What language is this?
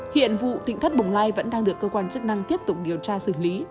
Vietnamese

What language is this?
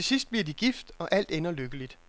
Danish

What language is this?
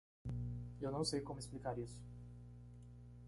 Portuguese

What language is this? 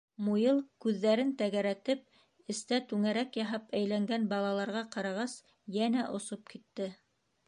Bashkir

